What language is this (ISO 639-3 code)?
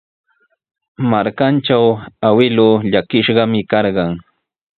qws